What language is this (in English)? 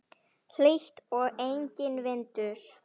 Icelandic